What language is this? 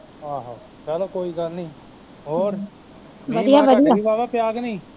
Punjabi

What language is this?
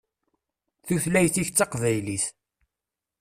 Kabyle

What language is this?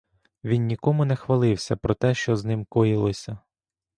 Ukrainian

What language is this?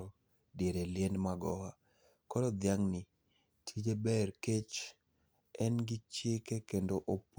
Luo (Kenya and Tanzania)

